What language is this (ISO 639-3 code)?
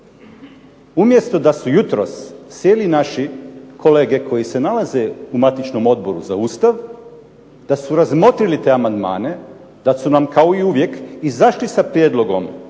hrv